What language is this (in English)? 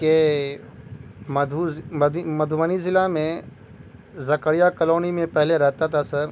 Urdu